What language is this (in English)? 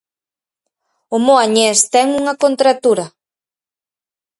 Galician